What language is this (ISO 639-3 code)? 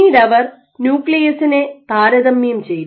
mal